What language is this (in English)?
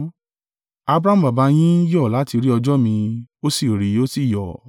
Yoruba